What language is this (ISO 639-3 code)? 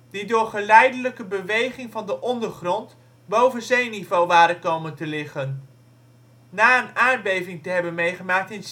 nld